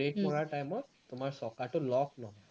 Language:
Assamese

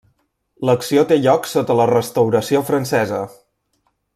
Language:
Catalan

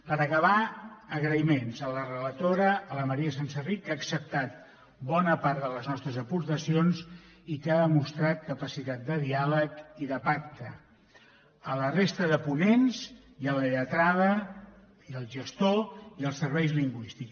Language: Catalan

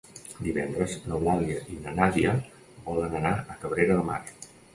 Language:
Catalan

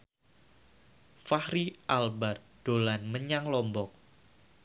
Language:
Javanese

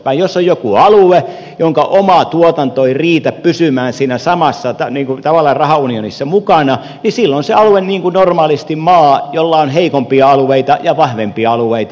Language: Finnish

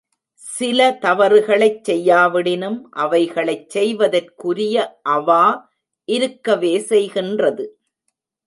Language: Tamil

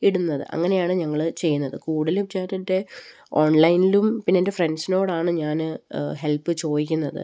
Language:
Malayalam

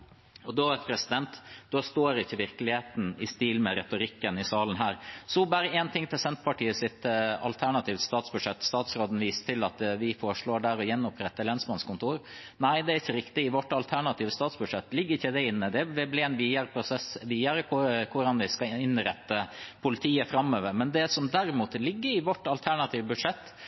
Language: Norwegian Bokmål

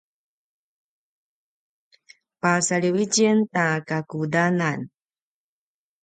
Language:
Paiwan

